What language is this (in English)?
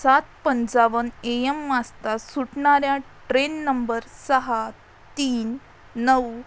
Marathi